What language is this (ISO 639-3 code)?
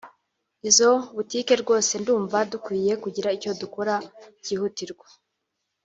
kin